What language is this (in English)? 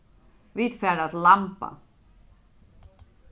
Faroese